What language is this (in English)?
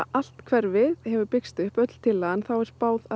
Icelandic